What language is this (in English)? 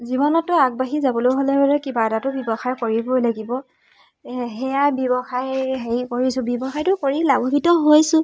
Assamese